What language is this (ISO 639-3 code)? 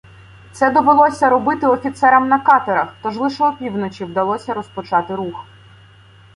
ukr